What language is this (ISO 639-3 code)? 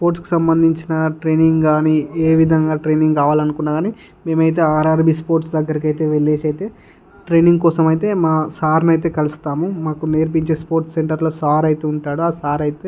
tel